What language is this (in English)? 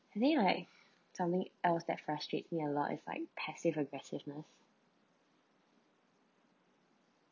English